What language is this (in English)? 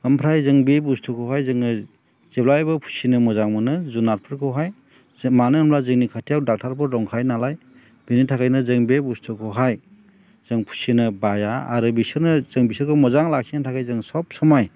Bodo